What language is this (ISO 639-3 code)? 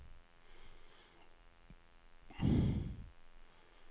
nor